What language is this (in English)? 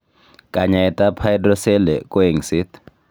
Kalenjin